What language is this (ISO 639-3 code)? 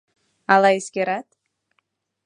chm